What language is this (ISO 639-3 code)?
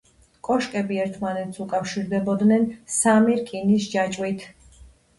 kat